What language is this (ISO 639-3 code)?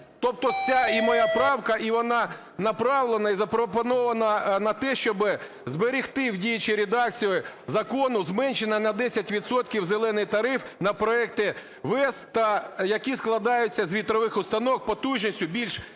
ukr